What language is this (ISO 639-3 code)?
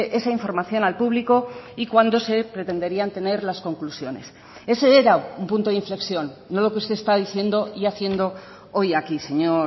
spa